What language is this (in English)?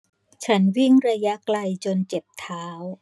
Thai